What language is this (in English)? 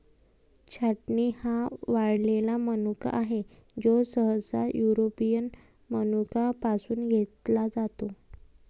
Marathi